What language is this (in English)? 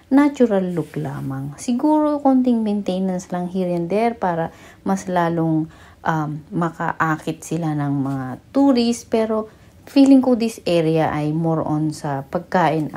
Filipino